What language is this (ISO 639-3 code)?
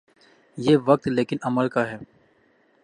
urd